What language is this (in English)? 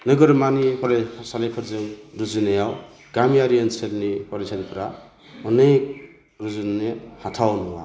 Bodo